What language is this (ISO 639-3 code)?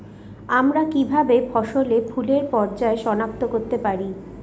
ben